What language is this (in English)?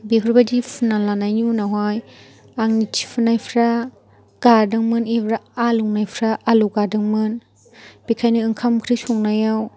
Bodo